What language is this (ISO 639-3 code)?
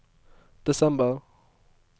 nor